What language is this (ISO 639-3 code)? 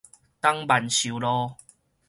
nan